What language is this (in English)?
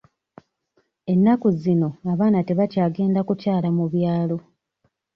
Ganda